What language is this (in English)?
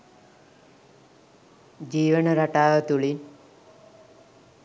Sinhala